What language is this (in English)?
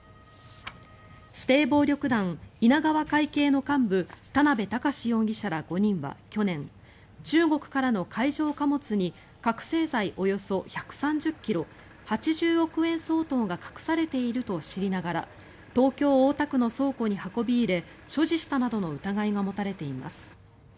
Japanese